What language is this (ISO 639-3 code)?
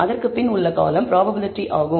tam